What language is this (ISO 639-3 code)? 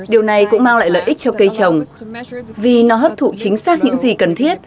vie